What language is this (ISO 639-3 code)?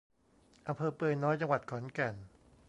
tha